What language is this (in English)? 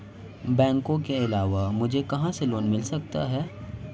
Hindi